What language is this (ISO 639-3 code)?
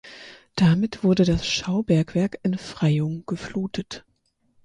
deu